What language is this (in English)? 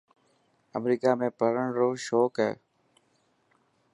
Dhatki